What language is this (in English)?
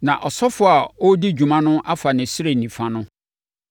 Akan